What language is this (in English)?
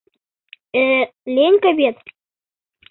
Mari